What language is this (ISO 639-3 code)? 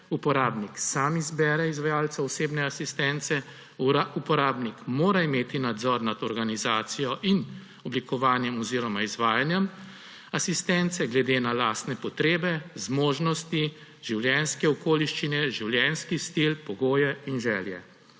slv